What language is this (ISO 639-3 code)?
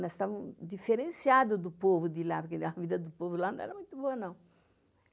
por